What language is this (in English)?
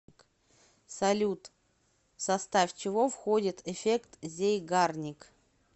Russian